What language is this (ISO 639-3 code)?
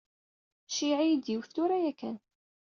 kab